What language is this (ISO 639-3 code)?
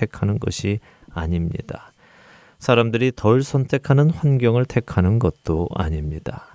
kor